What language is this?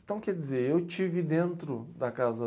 Portuguese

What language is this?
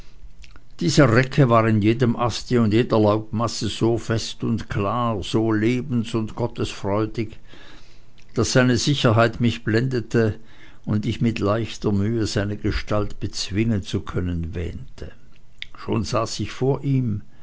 German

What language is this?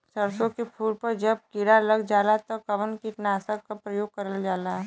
Bhojpuri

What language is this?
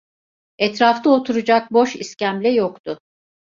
Turkish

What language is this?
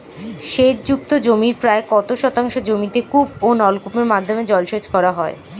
Bangla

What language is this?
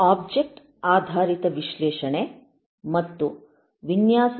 Kannada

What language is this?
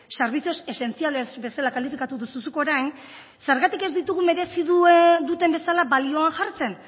Basque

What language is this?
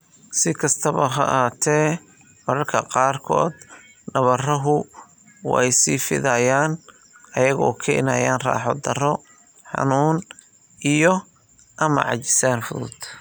Somali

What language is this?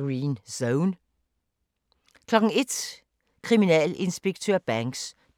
Danish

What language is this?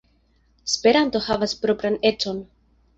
Esperanto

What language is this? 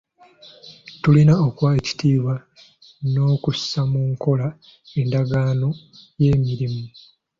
Ganda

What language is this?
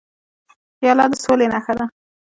Pashto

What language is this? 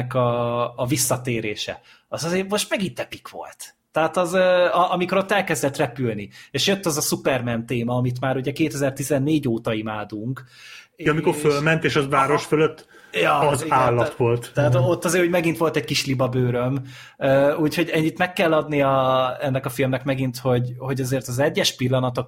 Hungarian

